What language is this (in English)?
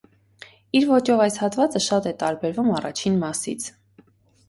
Armenian